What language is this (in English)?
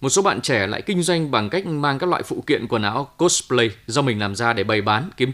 Vietnamese